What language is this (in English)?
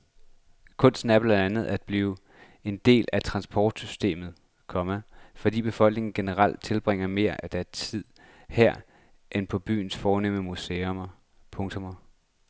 Danish